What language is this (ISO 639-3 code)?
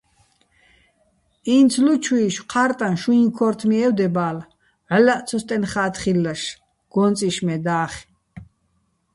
bbl